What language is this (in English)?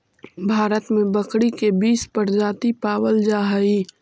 Magahi